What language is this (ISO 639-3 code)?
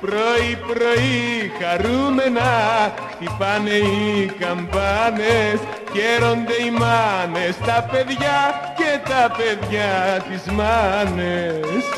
ell